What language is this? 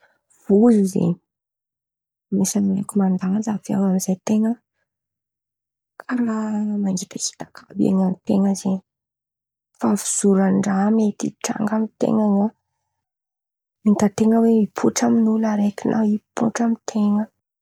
Antankarana Malagasy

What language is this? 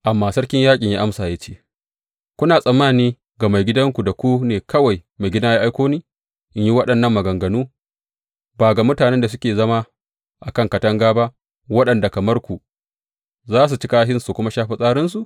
Hausa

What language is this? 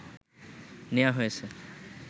Bangla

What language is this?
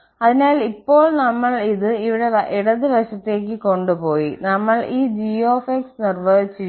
Malayalam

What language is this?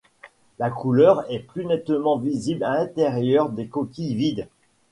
French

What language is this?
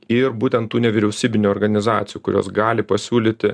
Lithuanian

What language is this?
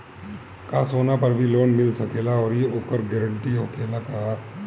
Bhojpuri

